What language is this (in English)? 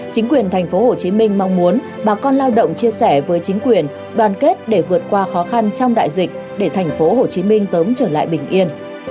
Vietnamese